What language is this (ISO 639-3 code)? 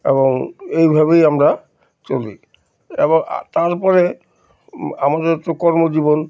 ben